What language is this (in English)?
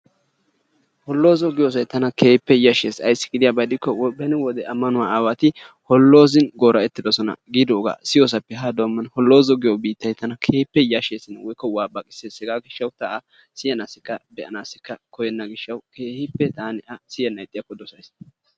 Wolaytta